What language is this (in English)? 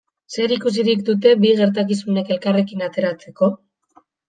Basque